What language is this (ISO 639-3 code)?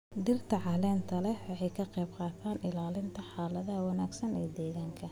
som